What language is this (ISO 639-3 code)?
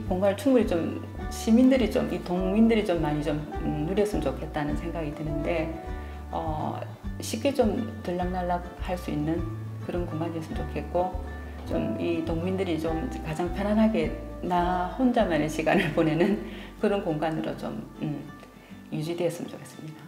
kor